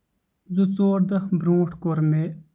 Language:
Kashmiri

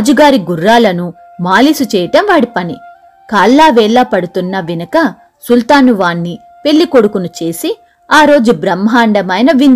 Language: Telugu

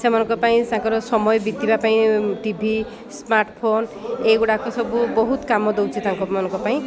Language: Odia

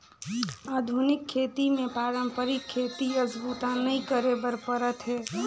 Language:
Chhattisgarhi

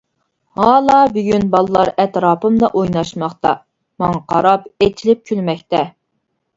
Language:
Uyghur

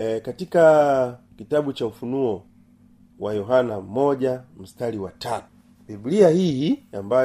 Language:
Swahili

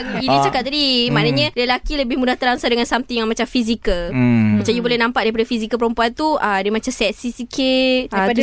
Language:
Malay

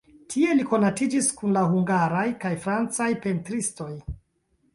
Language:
Esperanto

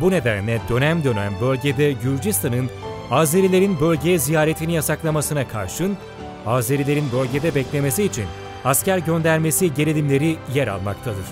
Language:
Turkish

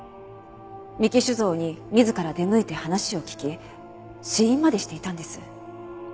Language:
Japanese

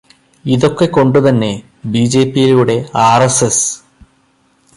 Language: Malayalam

